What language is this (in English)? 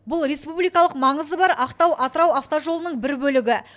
Kazakh